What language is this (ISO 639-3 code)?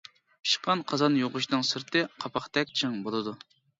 uig